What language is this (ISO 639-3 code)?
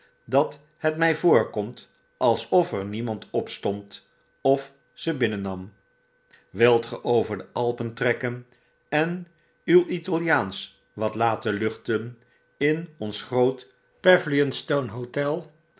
nld